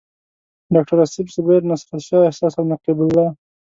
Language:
Pashto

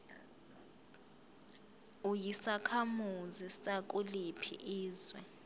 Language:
Zulu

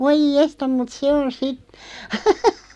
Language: Finnish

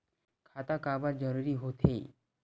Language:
Chhattisgarhi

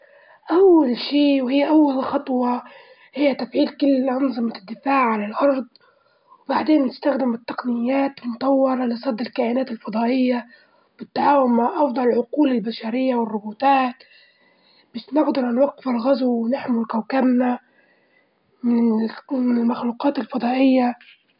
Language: Libyan Arabic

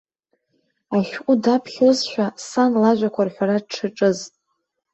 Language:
Abkhazian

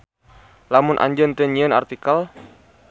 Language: Sundanese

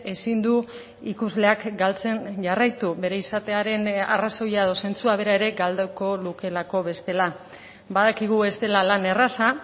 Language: Basque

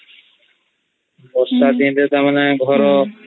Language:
Odia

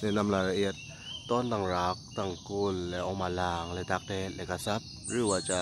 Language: Thai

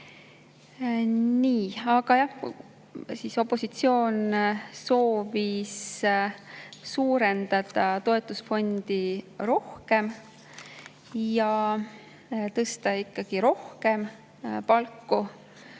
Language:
Estonian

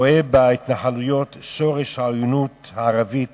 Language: Hebrew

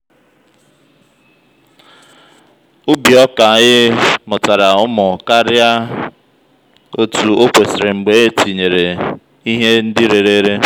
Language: Igbo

